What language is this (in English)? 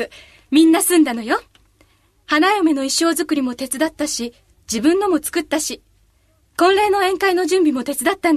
Japanese